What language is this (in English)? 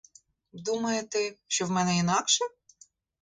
Ukrainian